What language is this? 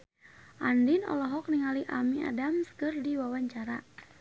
Sundanese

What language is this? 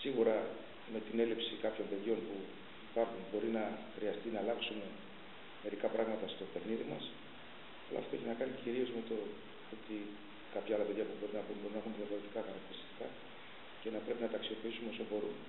Greek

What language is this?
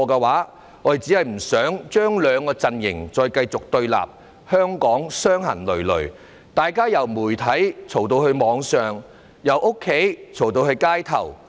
Cantonese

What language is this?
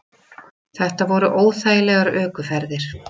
Icelandic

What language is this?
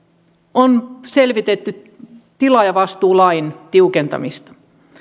Finnish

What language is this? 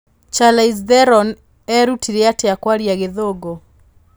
Kikuyu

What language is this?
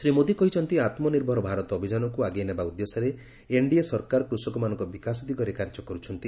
Odia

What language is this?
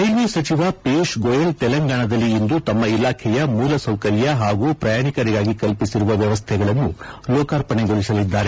Kannada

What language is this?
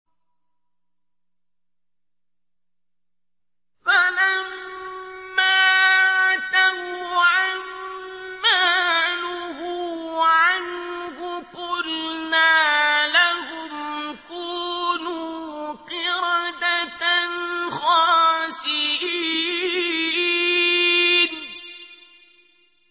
Arabic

